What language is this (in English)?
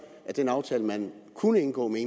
Danish